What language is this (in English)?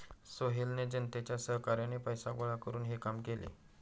Marathi